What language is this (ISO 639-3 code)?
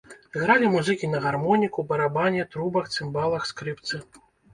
bel